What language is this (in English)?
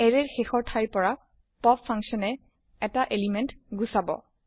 Assamese